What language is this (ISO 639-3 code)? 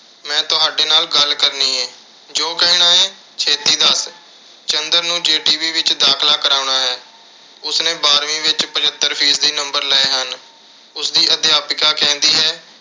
pan